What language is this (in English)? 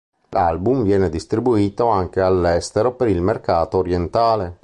Italian